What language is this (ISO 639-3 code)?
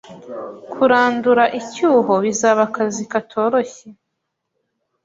kin